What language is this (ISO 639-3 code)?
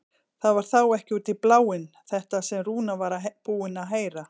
isl